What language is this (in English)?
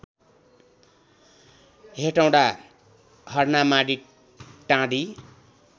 Nepali